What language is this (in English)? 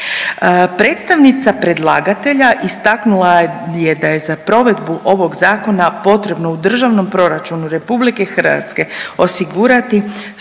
Croatian